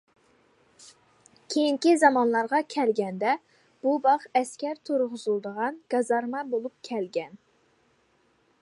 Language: Uyghur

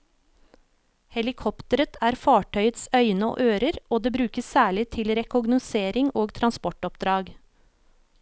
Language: Norwegian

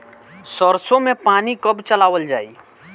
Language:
Bhojpuri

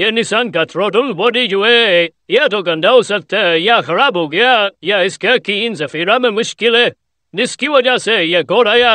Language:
Arabic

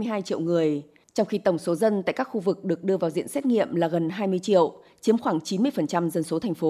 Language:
Vietnamese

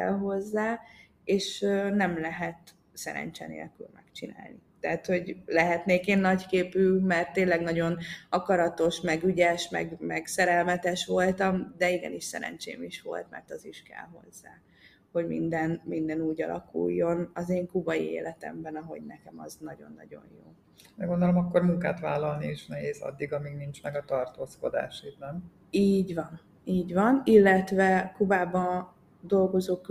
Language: Hungarian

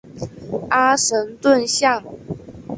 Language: Chinese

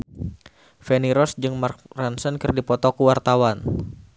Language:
Sundanese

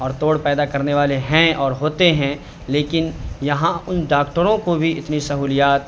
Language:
Urdu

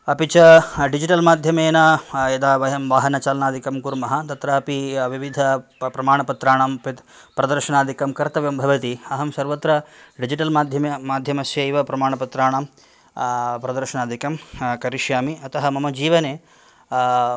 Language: Sanskrit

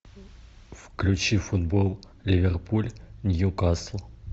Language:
Russian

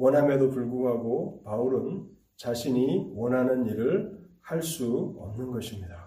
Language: Korean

